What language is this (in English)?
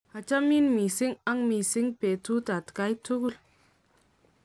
Kalenjin